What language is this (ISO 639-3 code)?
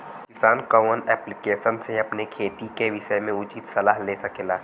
bho